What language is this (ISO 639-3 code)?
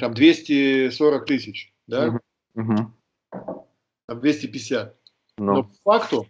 rus